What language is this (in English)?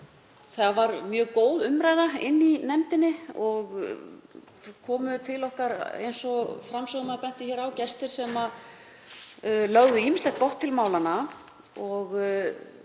Icelandic